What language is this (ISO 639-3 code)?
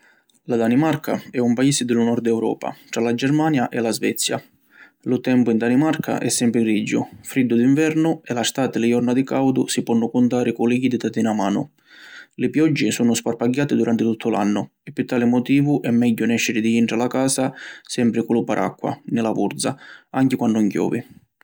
scn